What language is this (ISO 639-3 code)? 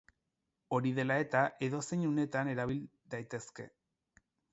eus